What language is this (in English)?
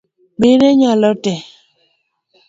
Luo (Kenya and Tanzania)